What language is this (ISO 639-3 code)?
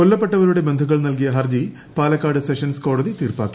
mal